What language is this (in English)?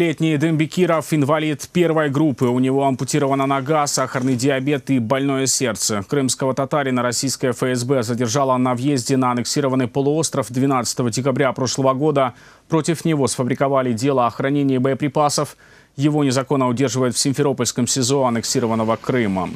Russian